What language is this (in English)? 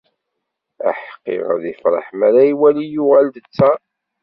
Kabyle